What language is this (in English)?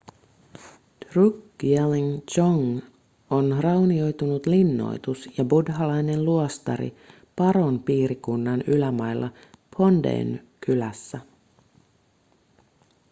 Finnish